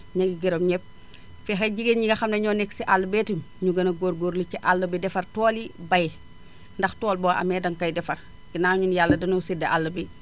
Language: Wolof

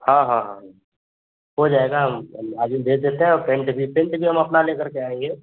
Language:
Hindi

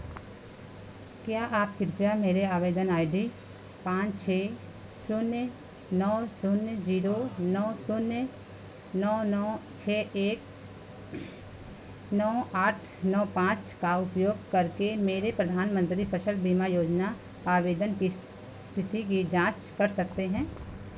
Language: Hindi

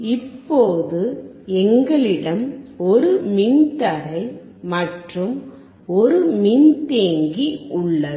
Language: Tamil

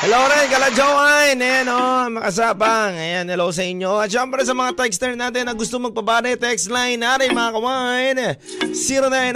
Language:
Filipino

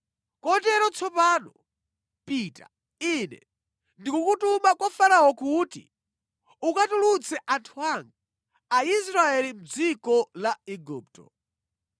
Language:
Nyanja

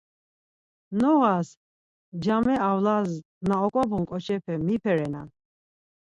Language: Laz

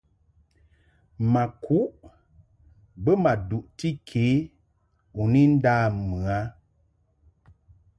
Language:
Mungaka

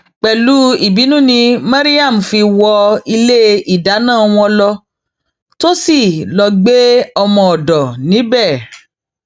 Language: Yoruba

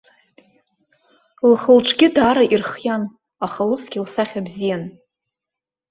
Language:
Abkhazian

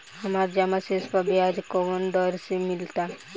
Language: Bhojpuri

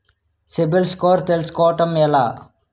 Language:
Telugu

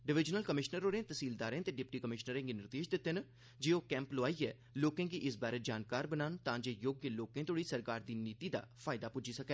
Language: Dogri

